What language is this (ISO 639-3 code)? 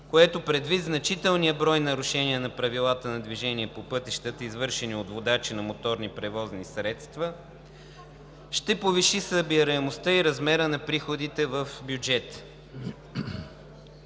bul